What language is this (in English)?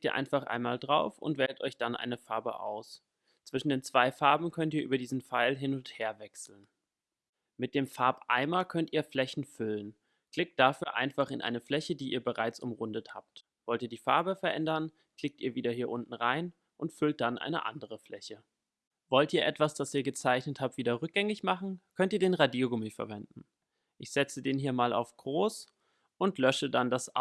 German